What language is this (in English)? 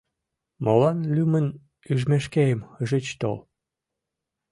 Mari